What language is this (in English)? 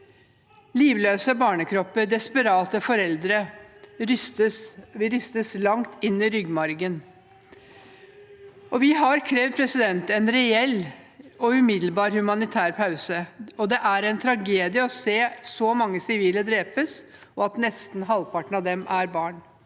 Norwegian